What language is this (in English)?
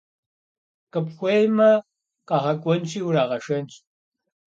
Kabardian